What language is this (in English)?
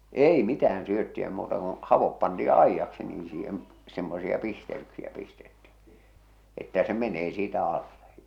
Finnish